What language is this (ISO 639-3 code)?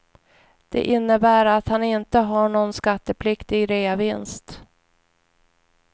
swe